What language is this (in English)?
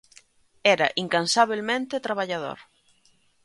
Galician